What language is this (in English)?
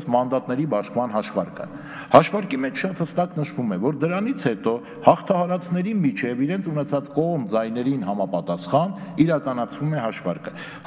Romanian